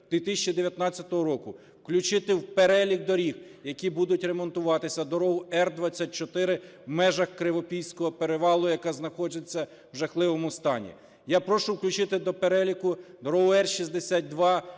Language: Ukrainian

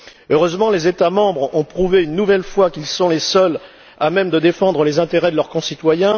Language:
French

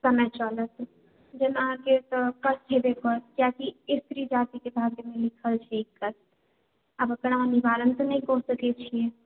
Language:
Maithili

